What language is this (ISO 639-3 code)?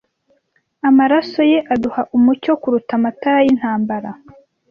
kin